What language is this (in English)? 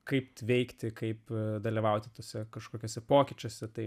Lithuanian